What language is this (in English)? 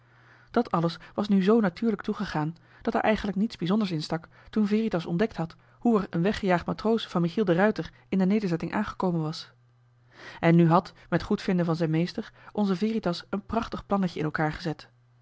Dutch